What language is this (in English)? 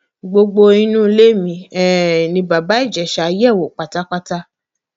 Yoruba